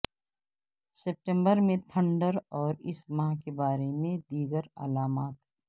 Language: Urdu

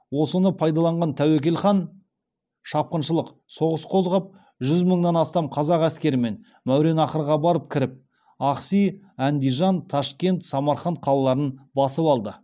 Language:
Kazakh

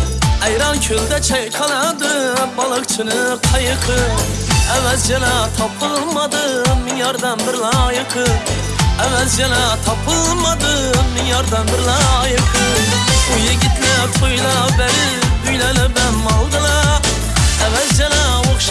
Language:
Uzbek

